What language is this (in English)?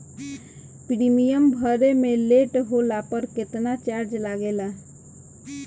Bhojpuri